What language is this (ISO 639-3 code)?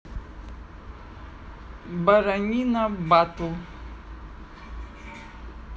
rus